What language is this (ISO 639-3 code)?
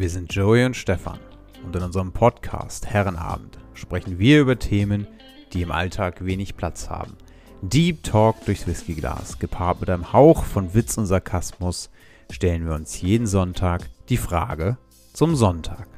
deu